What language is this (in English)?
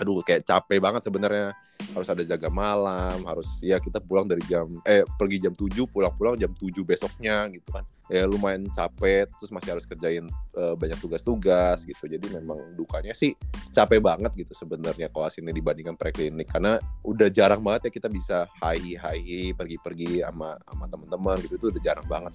Indonesian